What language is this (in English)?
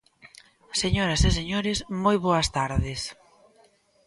Galician